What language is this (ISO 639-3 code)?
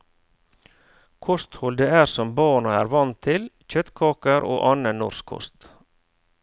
nor